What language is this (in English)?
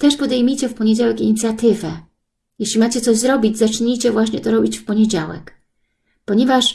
Polish